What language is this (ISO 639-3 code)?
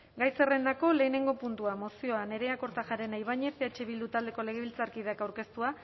eus